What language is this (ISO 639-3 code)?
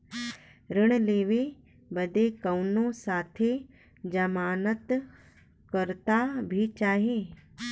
bho